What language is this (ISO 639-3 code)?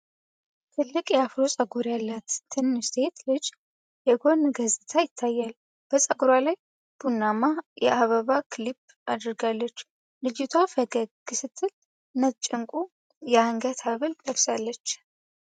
amh